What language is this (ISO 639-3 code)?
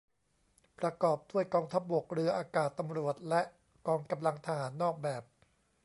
tha